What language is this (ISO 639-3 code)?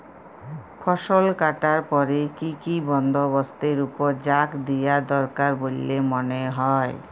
ben